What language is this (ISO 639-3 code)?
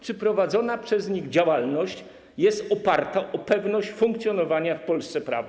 pol